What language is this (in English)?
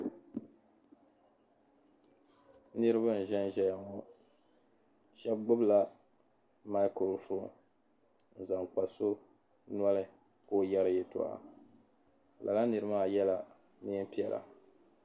Dagbani